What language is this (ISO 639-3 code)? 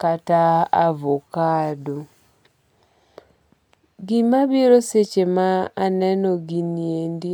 luo